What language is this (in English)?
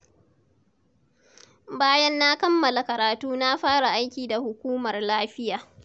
Hausa